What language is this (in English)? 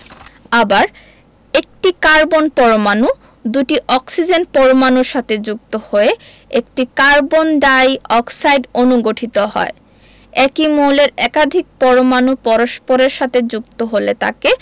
Bangla